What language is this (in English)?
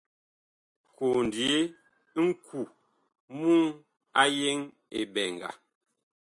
Bakoko